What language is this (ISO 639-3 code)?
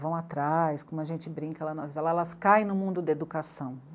por